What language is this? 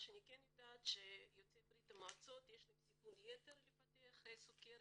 Hebrew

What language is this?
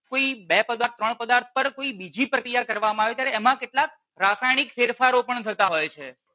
Gujarati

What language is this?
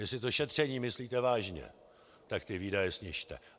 Czech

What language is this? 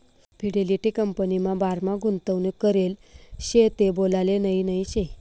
Marathi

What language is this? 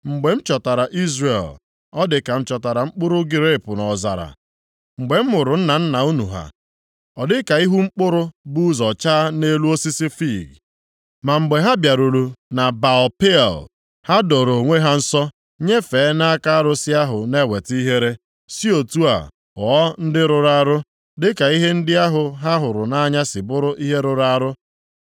Igbo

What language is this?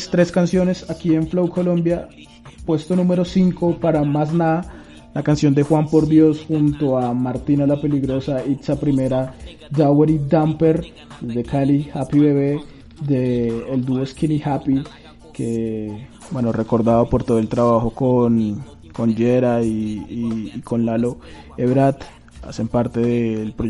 Spanish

